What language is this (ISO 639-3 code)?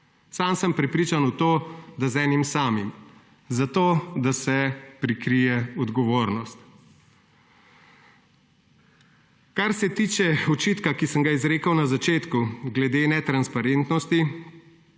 slv